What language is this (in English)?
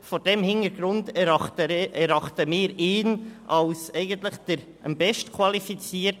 Swiss German